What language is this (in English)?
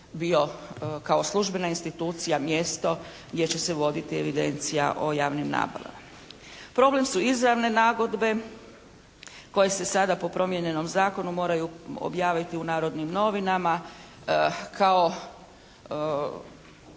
Croatian